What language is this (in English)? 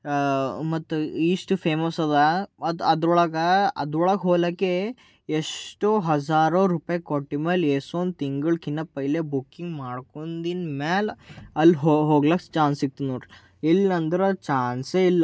Kannada